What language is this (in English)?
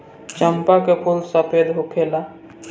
Bhojpuri